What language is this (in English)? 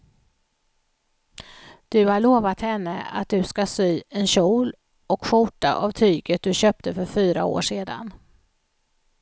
Swedish